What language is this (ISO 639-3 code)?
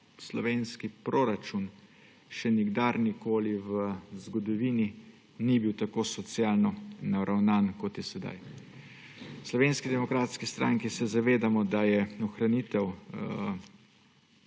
slv